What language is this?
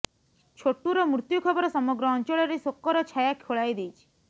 Odia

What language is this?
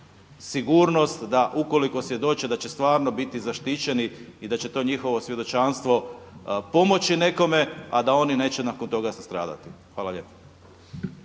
Croatian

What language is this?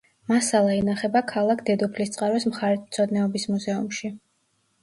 Georgian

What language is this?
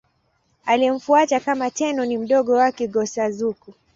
Swahili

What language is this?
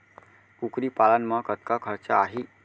Chhattisgarhi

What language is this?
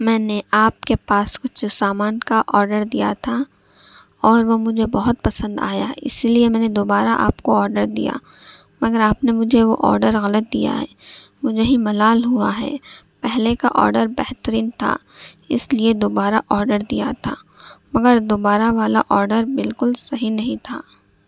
Urdu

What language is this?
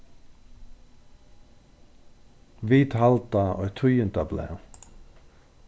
Faroese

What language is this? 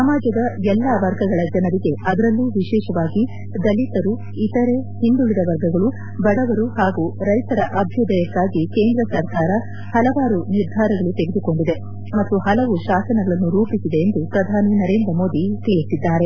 Kannada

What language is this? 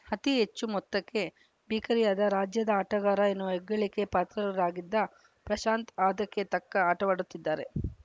Kannada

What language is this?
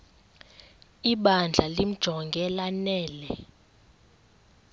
Xhosa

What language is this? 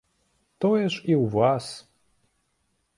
Belarusian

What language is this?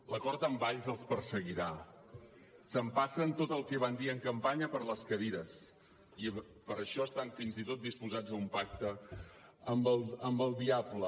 Catalan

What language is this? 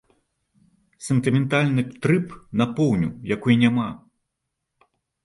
Belarusian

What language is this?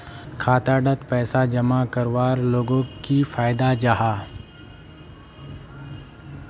Magahi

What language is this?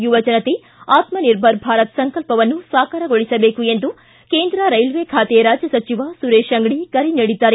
Kannada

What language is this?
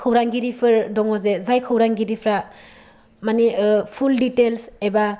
Bodo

